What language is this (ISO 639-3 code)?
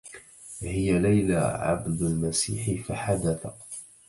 ara